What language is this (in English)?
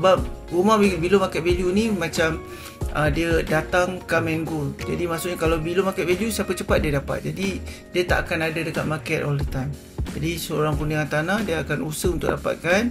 Malay